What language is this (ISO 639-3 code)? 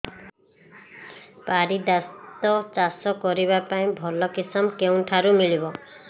ori